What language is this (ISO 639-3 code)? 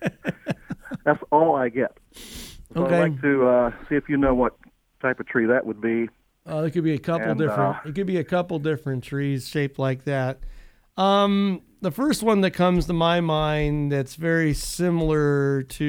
eng